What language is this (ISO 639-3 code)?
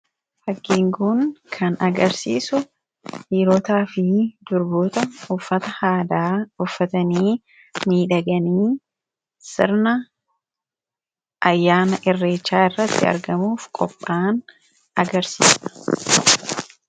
orm